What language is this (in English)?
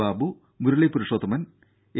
Malayalam